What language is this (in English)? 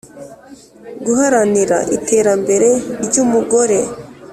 Kinyarwanda